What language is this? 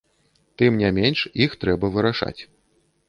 Belarusian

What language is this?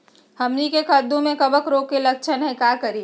Magahi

